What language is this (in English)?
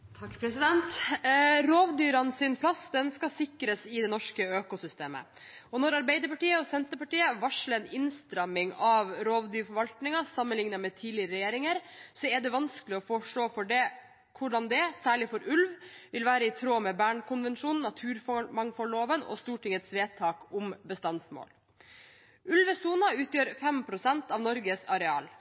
Norwegian Bokmål